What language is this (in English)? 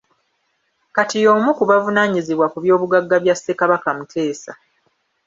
Ganda